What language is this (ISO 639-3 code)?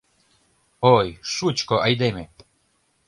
chm